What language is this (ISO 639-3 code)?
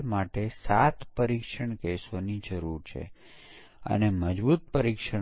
guj